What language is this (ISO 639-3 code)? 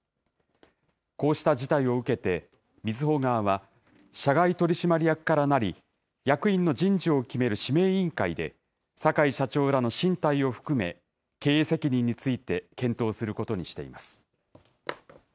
jpn